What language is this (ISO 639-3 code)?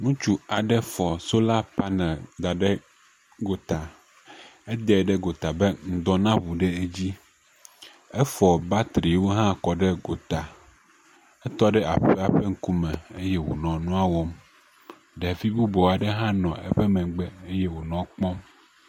ewe